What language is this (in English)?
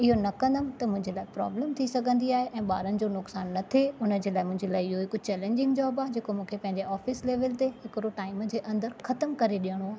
Sindhi